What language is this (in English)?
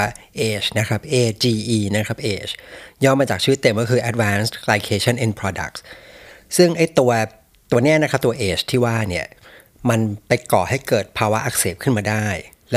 Thai